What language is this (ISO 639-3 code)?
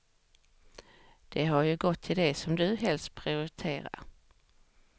swe